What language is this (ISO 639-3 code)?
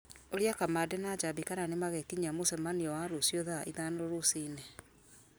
kik